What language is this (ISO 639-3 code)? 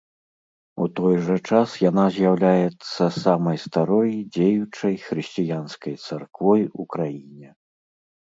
bel